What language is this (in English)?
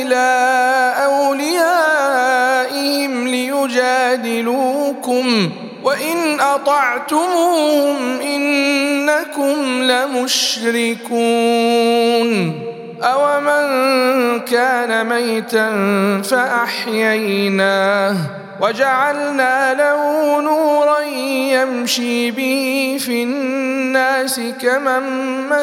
Arabic